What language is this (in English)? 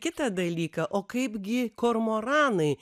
Lithuanian